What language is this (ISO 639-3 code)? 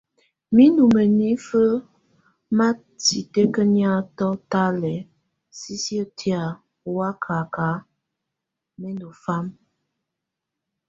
tvu